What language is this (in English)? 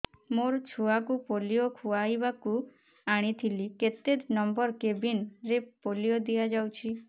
Odia